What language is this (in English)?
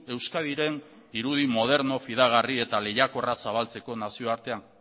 Basque